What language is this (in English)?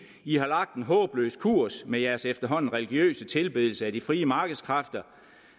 Danish